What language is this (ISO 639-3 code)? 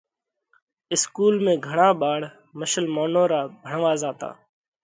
kvx